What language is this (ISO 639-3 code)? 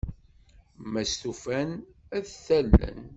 kab